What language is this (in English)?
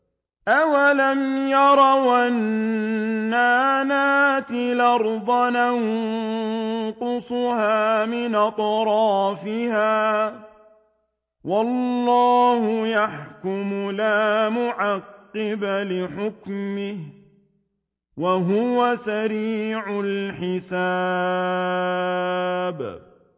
Arabic